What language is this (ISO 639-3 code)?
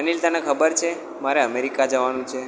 guj